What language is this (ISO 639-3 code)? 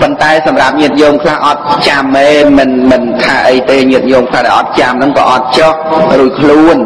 tha